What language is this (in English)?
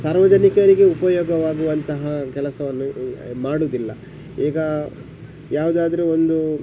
Kannada